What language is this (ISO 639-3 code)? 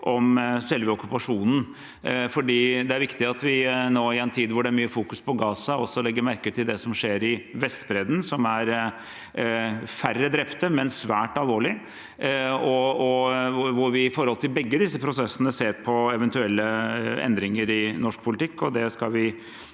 nor